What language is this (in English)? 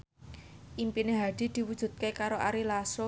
Javanese